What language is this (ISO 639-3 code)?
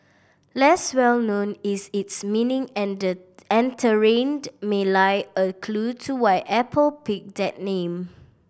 eng